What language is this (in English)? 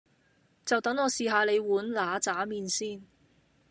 Cantonese